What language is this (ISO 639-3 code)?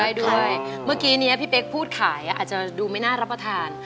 tha